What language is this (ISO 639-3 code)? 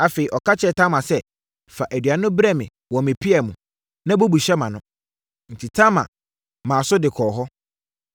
aka